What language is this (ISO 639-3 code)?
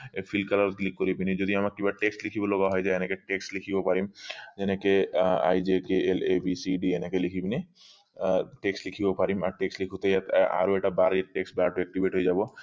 asm